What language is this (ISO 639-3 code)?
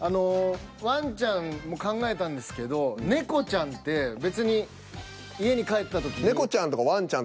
jpn